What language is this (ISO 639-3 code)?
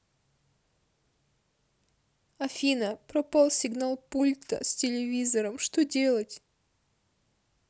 rus